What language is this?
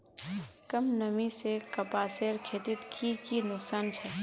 Magahi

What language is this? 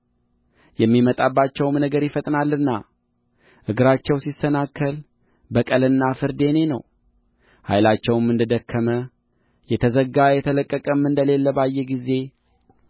Amharic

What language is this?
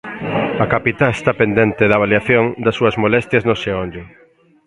Galician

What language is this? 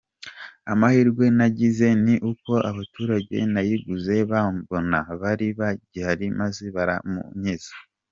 Kinyarwanda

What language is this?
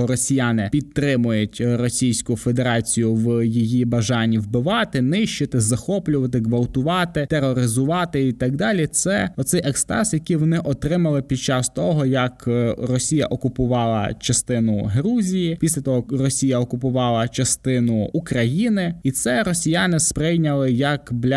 Ukrainian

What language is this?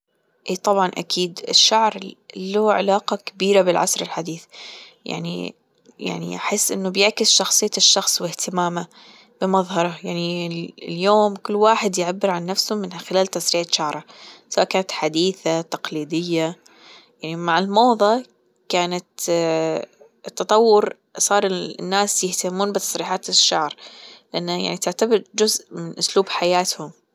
Gulf Arabic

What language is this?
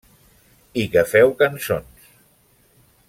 Catalan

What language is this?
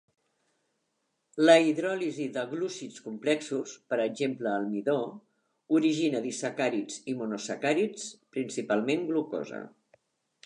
Catalan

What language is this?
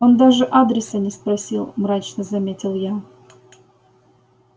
Russian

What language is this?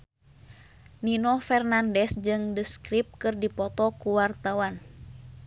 Sundanese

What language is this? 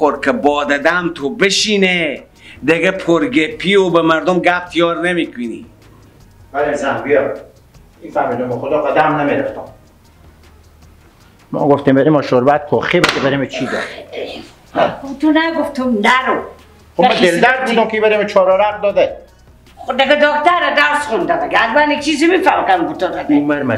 Persian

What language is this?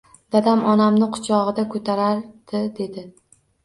Uzbek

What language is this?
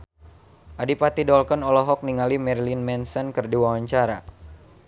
Sundanese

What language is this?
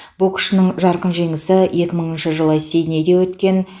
Kazakh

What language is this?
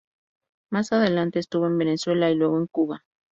Spanish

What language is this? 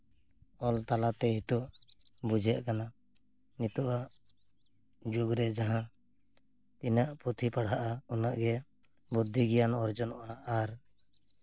Santali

